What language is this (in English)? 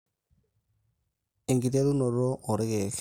Masai